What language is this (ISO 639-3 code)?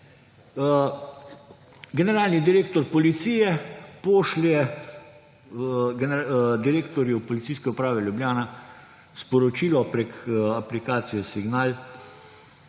slv